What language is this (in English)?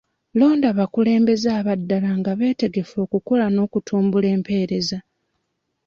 Ganda